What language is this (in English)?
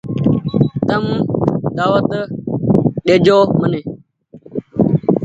Goaria